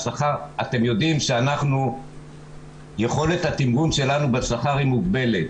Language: Hebrew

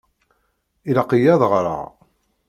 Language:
Kabyle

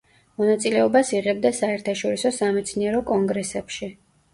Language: Georgian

